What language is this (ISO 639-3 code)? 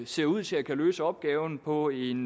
dan